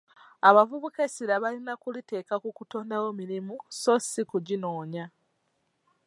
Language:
Ganda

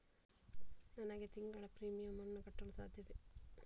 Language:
Kannada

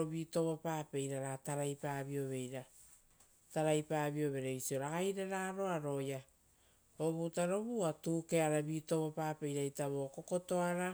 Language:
Rotokas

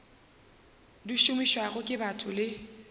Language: Northern Sotho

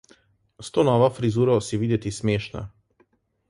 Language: Slovenian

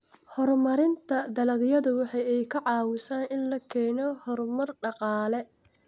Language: Somali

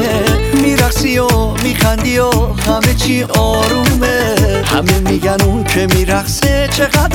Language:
Persian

